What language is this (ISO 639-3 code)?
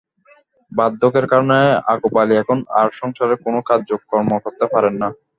ben